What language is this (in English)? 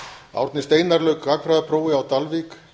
Icelandic